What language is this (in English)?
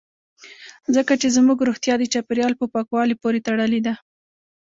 Pashto